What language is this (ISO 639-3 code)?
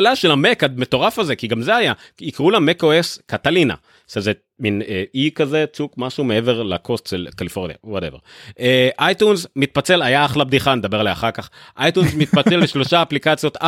heb